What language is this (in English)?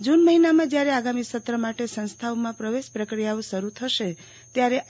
Gujarati